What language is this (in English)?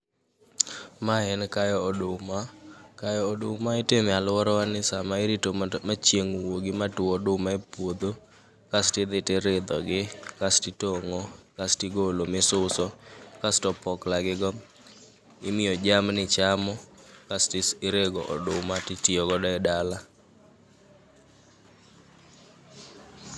Luo (Kenya and Tanzania)